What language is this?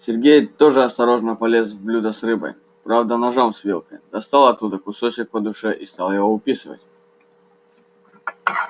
Russian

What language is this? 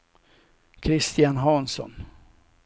Swedish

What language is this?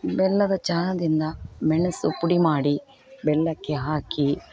Kannada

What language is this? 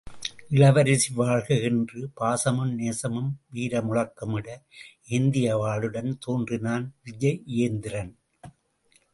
Tamil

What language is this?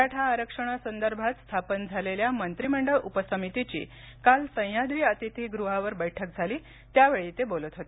Marathi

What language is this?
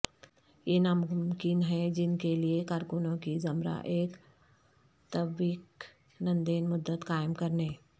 Urdu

